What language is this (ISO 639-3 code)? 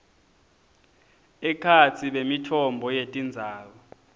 ssw